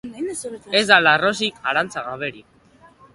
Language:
Basque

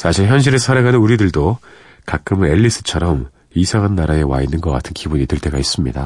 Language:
Korean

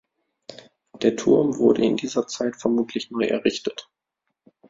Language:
German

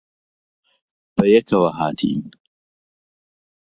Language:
Central Kurdish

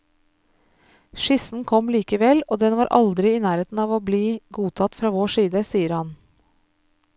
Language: Norwegian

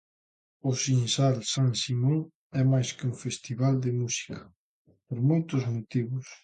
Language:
Galician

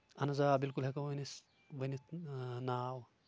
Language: Kashmiri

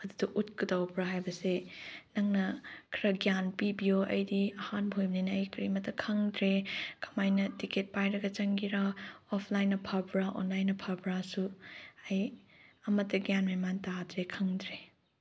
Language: Manipuri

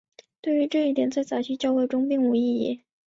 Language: Chinese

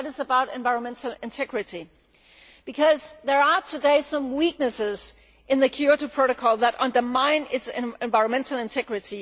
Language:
English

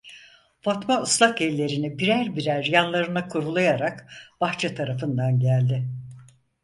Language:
Turkish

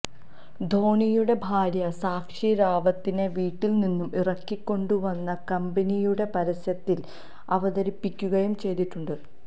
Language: Malayalam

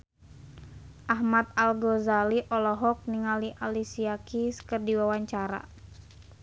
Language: Sundanese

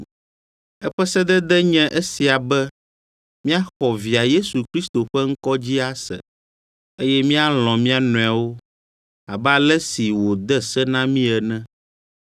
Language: Ewe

